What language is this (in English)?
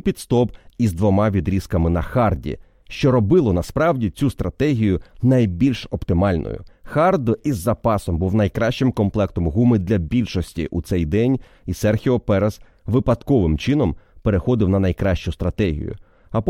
Ukrainian